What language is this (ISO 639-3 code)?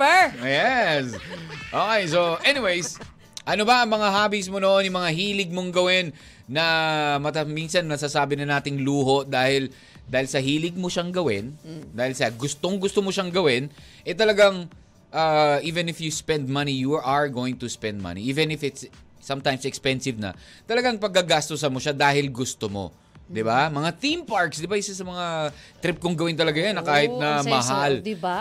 fil